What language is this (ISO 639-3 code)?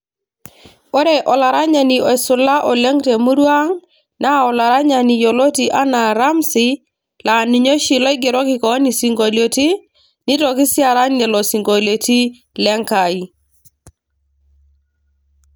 mas